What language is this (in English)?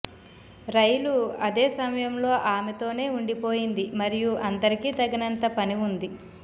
Telugu